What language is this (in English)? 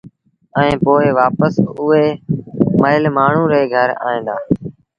Sindhi Bhil